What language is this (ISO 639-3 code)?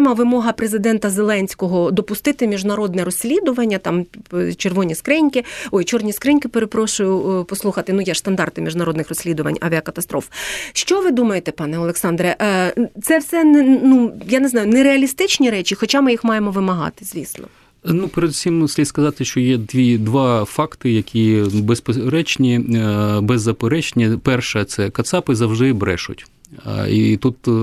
ukr